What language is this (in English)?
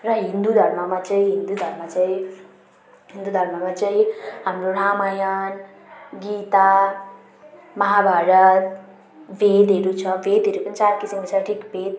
Nepali